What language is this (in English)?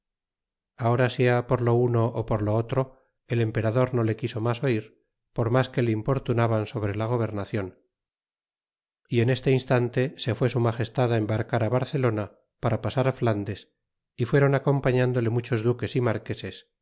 Spanish